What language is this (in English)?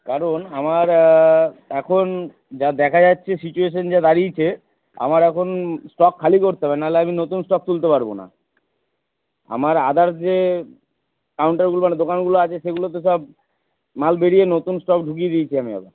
Bangla